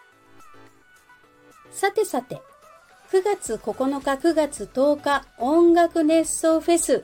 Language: Japanese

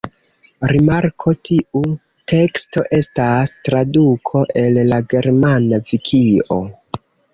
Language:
Esperanto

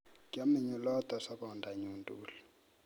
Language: Kalenjin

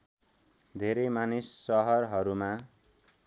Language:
Nepali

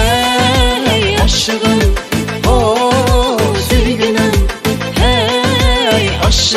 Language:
Thai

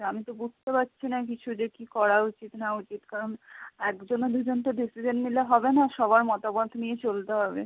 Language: Bangla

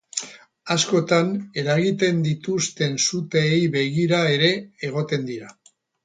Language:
Basque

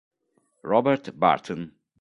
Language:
Italian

